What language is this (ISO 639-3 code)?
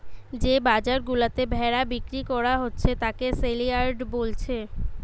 ben